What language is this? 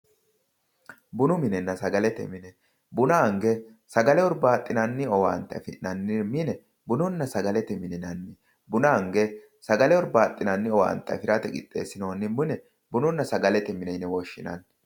Sidamo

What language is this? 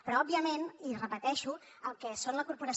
Catalan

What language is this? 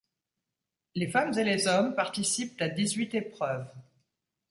French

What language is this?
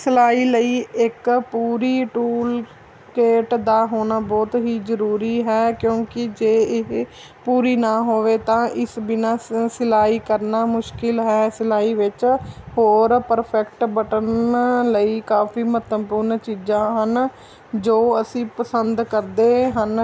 Punjabi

